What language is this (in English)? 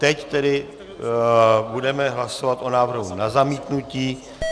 Czech